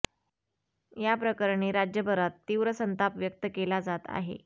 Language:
Marathi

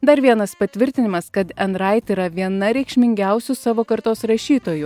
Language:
Lithuanian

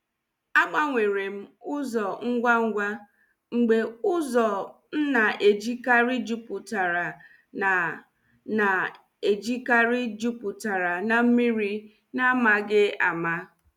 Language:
Igbo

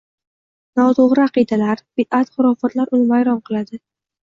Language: Uzbek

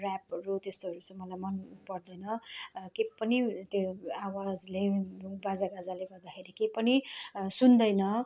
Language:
Nepali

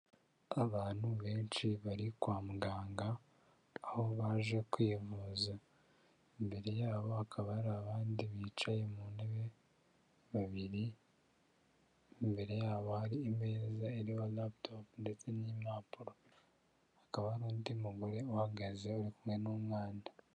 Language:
Kinyarwanda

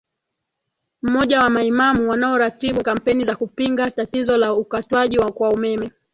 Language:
Swahili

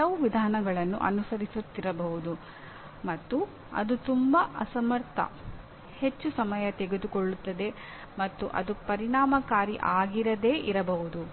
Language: Kannada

